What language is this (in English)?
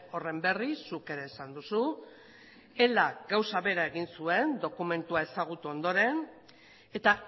Basque